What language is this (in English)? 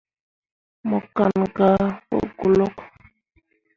Mundang